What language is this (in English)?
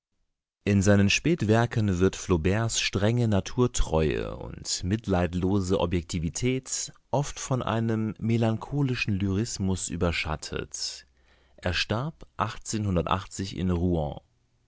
German